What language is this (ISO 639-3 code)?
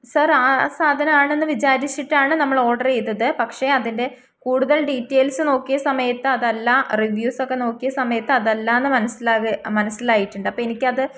mal